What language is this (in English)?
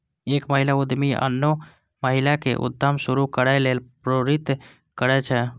Maithili